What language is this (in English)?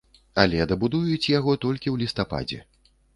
Belarusian